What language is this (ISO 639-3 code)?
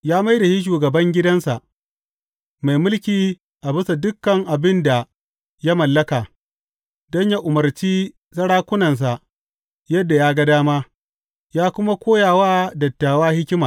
hau